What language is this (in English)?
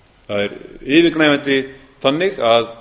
Icelandic